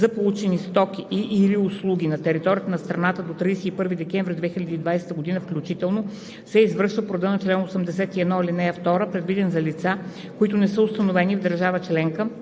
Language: Bulgarian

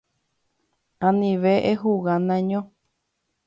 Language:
Guarani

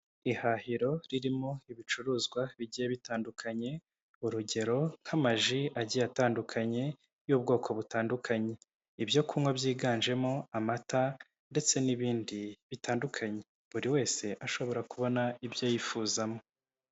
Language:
Kinyarwanda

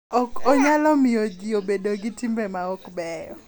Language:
Luo (Kenya and Tanzania)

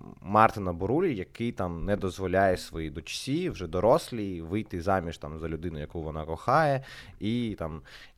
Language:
Ukrainian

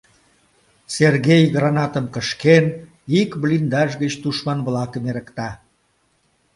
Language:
Mari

